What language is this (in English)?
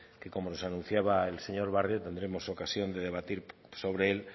Spanish